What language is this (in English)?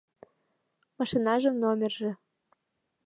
Mari